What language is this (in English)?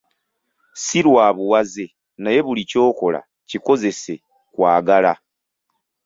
Ganda